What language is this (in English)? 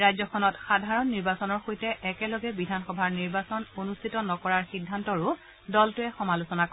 Assamese